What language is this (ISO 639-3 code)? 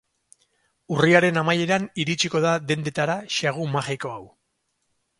eus